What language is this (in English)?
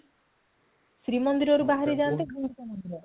Odia